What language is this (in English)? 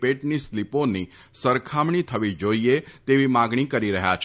Gujarati